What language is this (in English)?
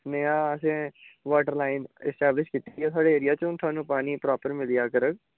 Dogri